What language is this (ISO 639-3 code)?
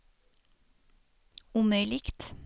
swe